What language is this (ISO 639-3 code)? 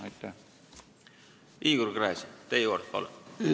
est